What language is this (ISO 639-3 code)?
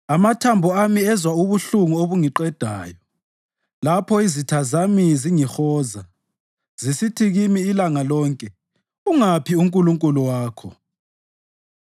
nde